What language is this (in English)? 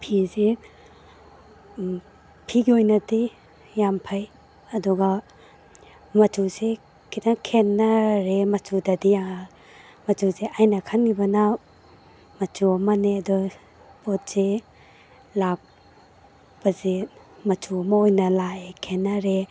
Manipuri